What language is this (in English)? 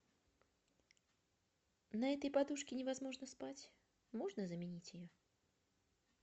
Russian